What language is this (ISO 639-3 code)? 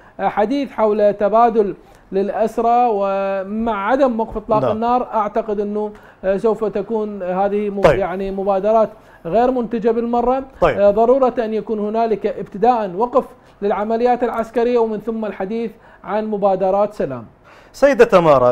ara